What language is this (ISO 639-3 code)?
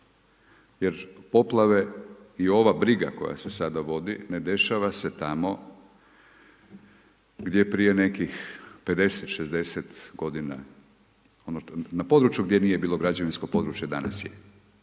hrv